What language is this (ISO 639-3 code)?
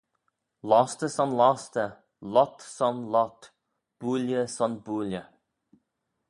glv